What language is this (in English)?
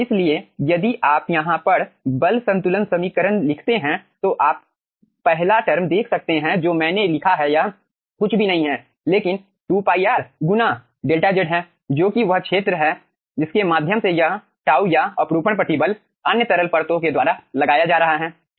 Hindi